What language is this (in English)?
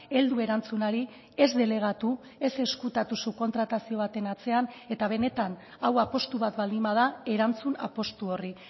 Basque